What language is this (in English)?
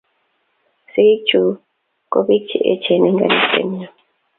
Kalenjin